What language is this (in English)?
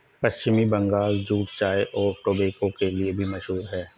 Hindi